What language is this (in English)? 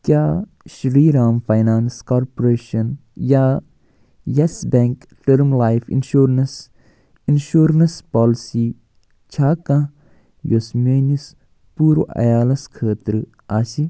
Kashmiri